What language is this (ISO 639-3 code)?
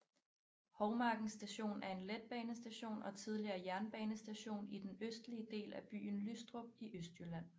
dan